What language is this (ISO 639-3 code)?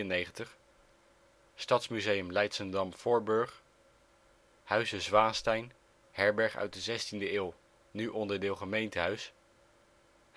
nld